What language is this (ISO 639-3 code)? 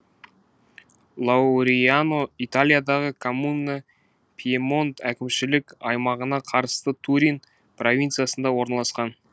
kaz